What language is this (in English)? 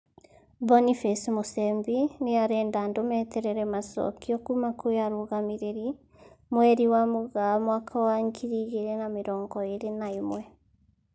Kikuyu